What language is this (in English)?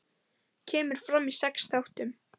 Icelandic